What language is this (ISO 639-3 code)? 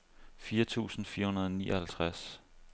dan